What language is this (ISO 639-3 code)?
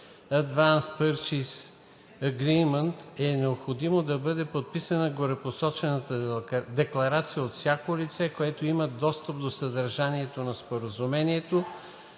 bul